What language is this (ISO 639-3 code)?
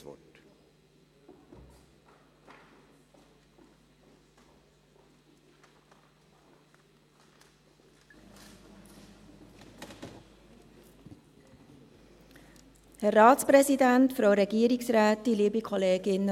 gsw